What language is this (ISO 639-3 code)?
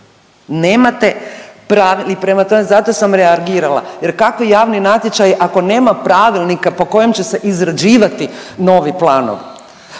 hrv